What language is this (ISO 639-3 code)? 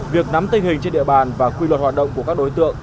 vie